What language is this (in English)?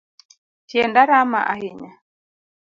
Luo (Kenya and Tanzania)